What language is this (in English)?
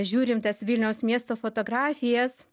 Lithuanian